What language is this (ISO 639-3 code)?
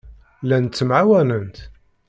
kab